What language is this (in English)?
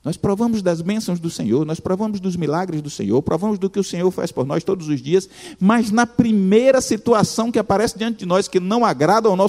Portuguese